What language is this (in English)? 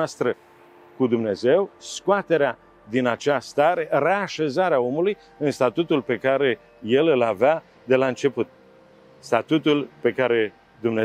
Romanian